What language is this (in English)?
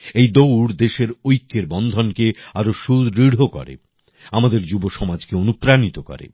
Bangla